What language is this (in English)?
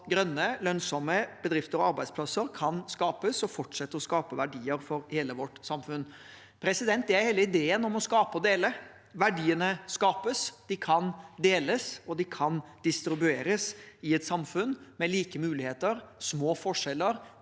Norwegian